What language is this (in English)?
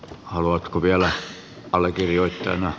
Finnish